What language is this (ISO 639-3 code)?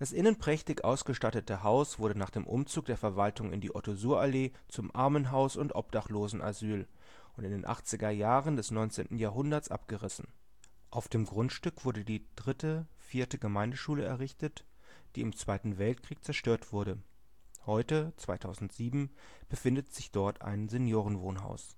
deu